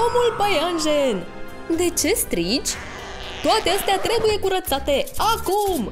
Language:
Romanian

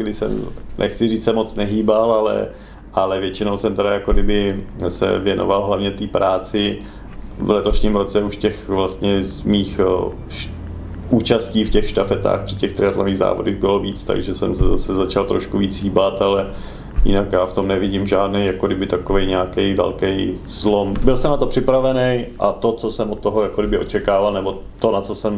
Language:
Czech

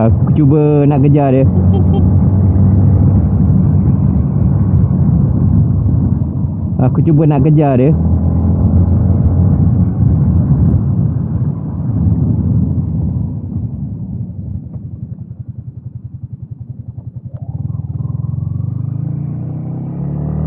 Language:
Malay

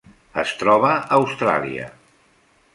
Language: Catalan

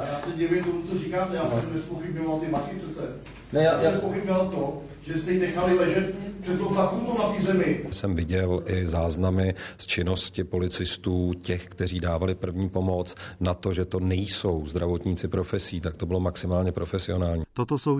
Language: Czech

